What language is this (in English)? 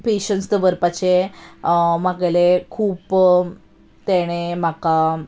Konkani